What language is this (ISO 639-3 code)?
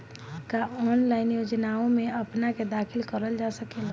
bho